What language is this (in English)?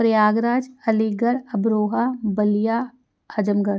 Punjabi